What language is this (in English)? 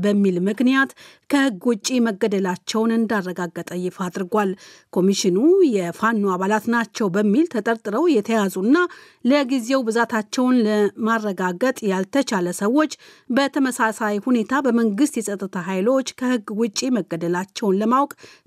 Amharic